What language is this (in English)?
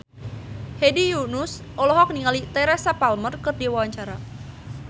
Sundanese